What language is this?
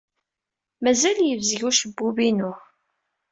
Kabyle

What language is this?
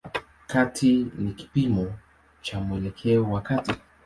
Swahili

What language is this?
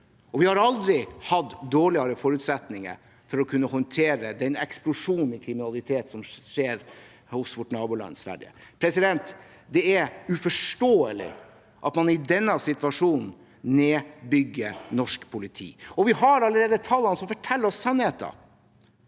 Norwegian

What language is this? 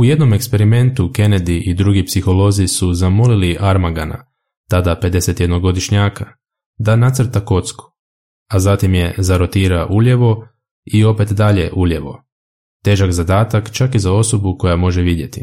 Croatian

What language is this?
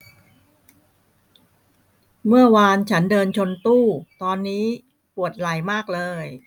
Thai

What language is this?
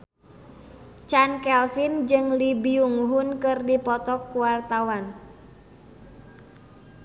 Sundanese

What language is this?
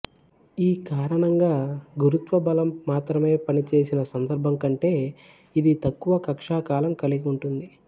Telugu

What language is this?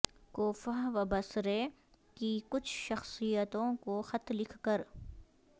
Urdu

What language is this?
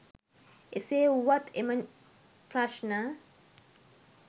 Sinhala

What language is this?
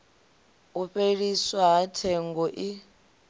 Venda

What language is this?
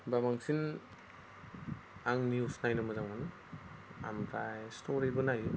Bodo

